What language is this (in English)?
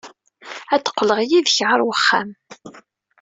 Kabyle